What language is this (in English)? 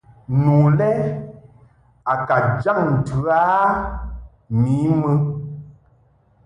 Mungaka